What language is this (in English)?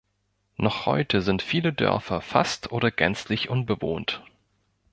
German